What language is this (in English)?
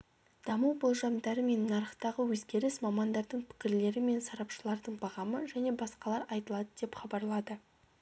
Kazakh